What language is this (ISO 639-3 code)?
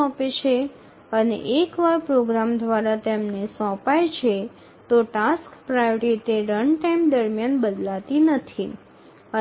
ben